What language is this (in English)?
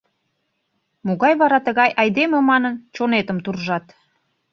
Mari